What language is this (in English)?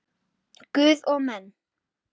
Icelandic